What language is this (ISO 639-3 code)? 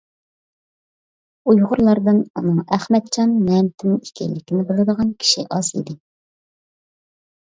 uig